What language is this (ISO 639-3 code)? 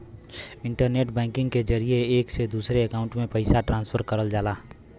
bho